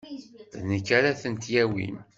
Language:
Kabyle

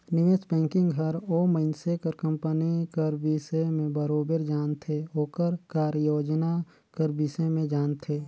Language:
Chhattisgarhi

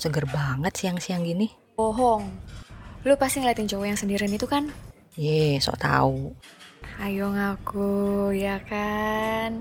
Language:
Indonesian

